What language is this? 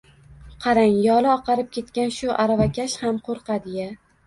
Uzbek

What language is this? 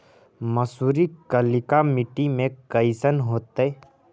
Magahi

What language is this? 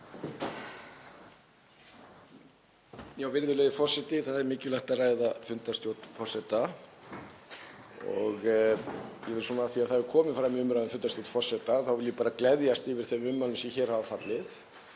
Icelandic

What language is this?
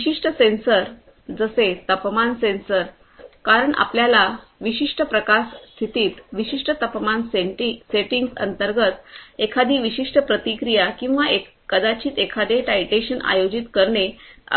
Marathi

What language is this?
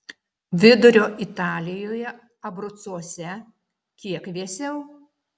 Lithuanian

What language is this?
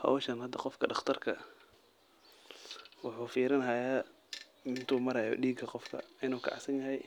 Somali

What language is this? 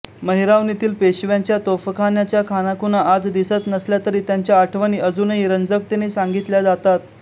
Marathi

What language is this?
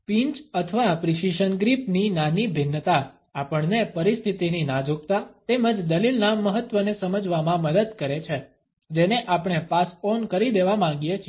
Gujarati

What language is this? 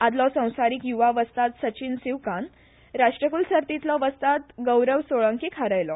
Konkani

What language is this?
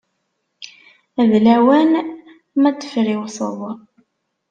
Kabyle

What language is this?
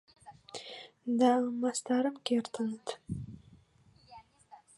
Mari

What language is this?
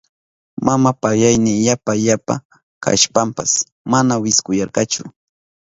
Southern Pastaza Quechua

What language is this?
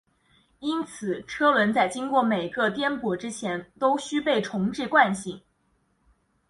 Chinese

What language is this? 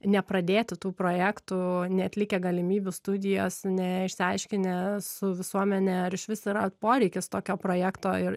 Lithuanian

